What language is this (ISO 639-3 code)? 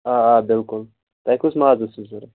kas